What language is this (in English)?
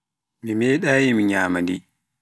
Pular